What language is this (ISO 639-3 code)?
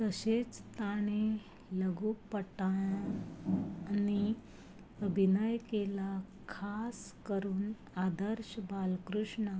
kok